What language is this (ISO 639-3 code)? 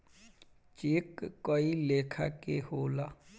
bho